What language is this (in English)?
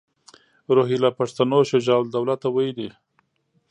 Pashto